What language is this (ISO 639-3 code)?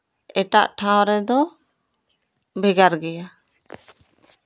sat